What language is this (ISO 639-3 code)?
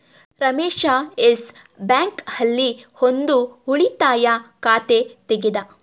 kan